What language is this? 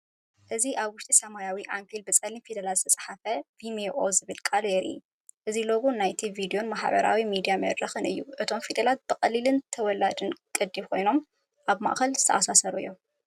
Tigrinya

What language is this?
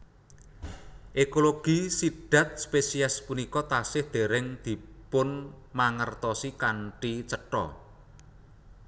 Javanese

